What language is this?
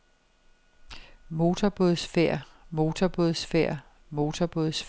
Danish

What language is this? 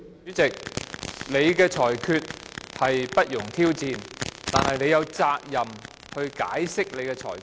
Cantonese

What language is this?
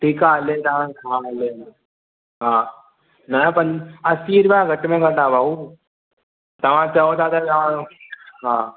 Sindhi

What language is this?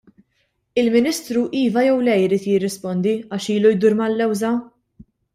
Maltese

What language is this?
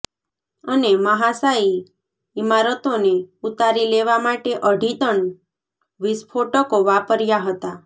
Gujarati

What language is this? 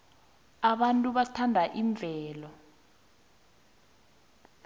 South Ndebele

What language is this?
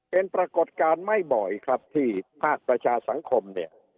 Thai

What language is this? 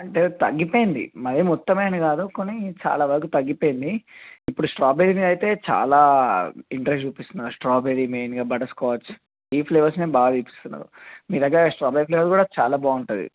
Telugu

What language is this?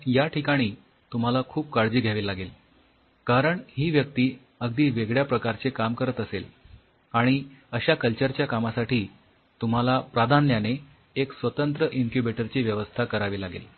Marathi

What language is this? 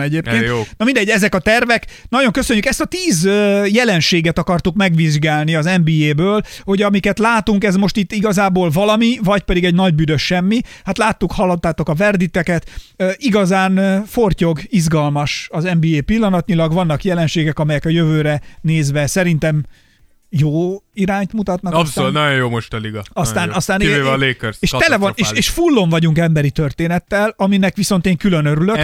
Hungarian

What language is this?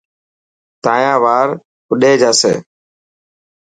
Dhatki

